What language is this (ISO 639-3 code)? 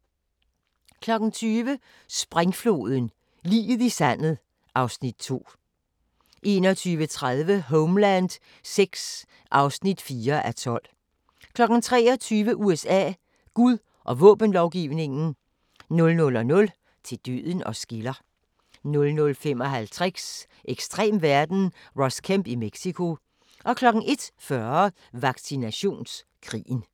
dan